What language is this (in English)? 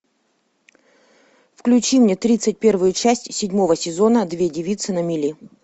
Russian